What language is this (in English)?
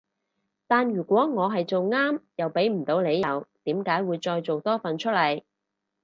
Cantonese